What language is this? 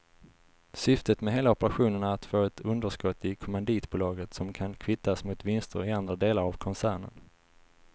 Swedish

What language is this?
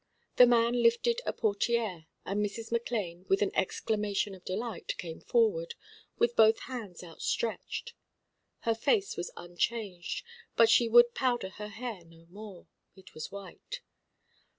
English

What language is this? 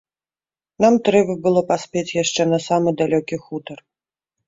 Belarusian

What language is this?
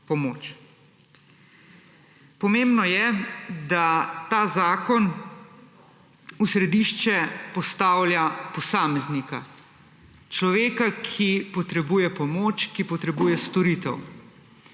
Slovenian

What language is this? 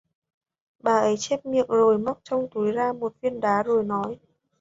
Vietnamese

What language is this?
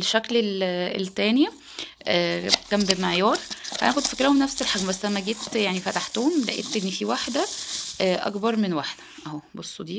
Arabic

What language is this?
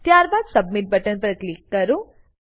Gujarati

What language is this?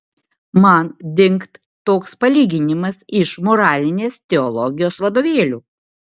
Lithuanian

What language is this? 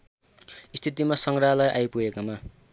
Nepali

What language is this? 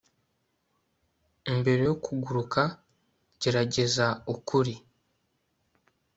Kinyarwanda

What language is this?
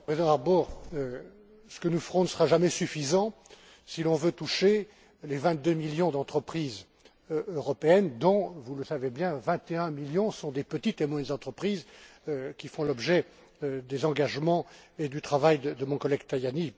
French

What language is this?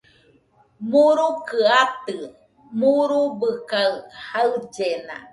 Nüpode Huitoto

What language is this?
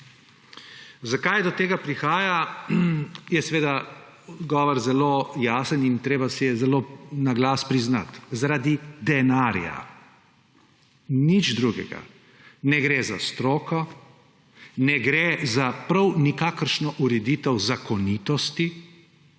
Slovenian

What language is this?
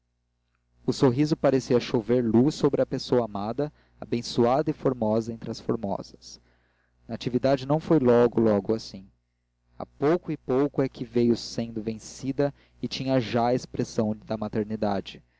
Portuguese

